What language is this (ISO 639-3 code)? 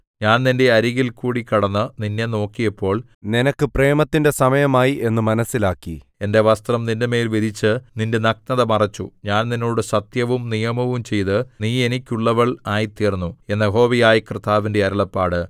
mal